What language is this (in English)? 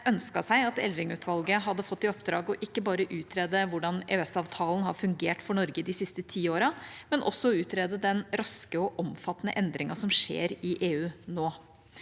Norwegian